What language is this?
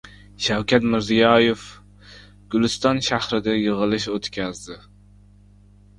Uzbek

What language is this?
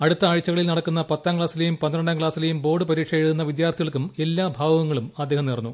Malayalam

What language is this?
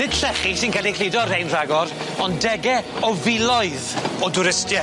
Welsh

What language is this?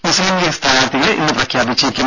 Malayalam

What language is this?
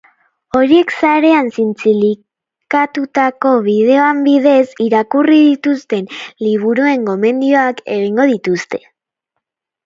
Basque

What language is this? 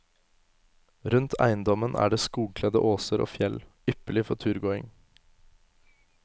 Norwegian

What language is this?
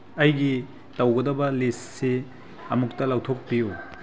Manipuri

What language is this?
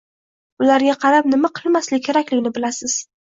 Uzbek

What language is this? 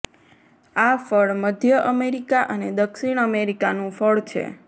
Gujarati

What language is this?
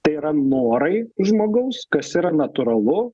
Lithuanian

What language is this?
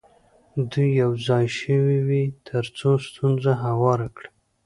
Pashto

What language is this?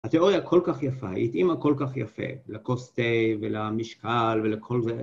Hebrew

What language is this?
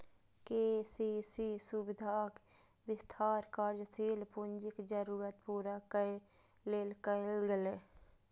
Maithili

